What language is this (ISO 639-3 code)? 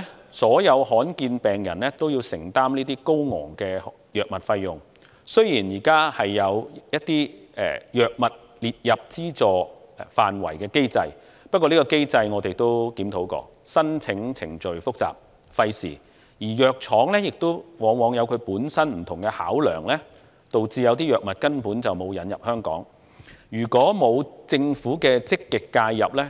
yue